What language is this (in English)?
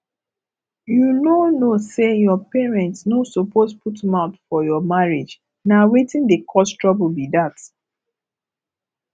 Nigerian Pidgin